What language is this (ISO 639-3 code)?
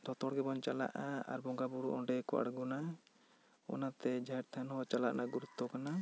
sat